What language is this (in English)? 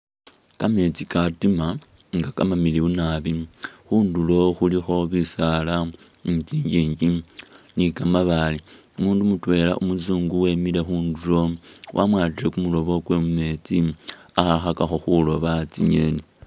Masaaba